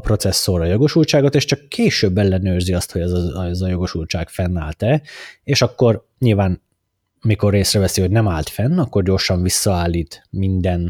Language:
Hungarian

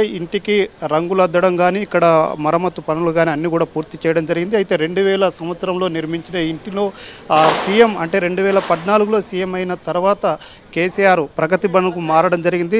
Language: Telugu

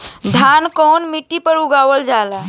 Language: Bhojpuri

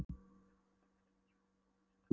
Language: Icelandic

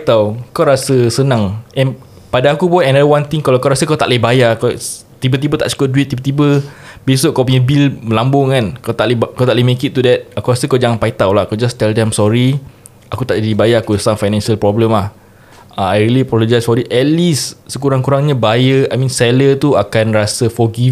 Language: Malay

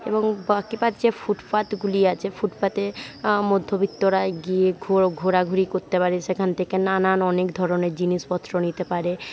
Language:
Bangla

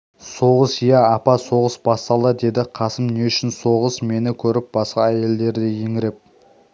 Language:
Kazakh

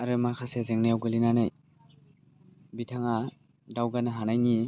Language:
Bodo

